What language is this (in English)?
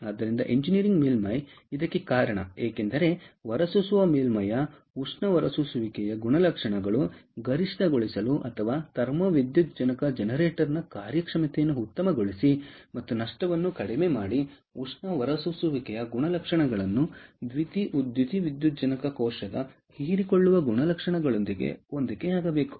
Kannada